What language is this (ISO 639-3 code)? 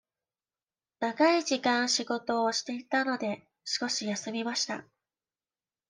jpn